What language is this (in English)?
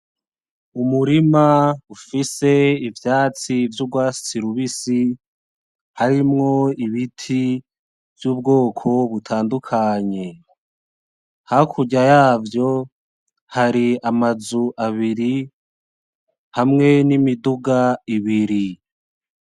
Rundi